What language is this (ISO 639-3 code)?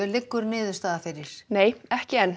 isl